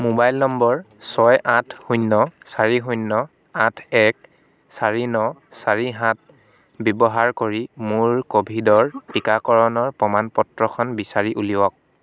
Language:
Assamese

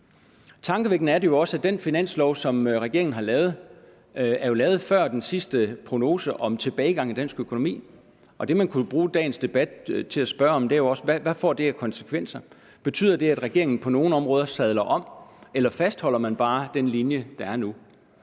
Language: Danish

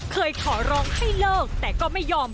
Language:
Thai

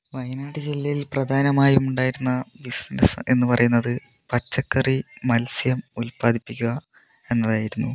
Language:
Malayalam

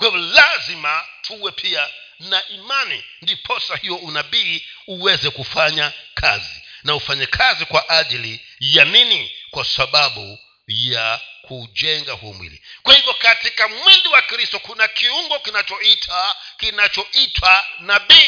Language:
Swahili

